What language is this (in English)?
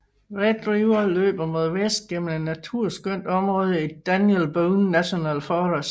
Danish